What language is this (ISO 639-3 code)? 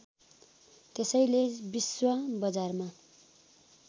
nep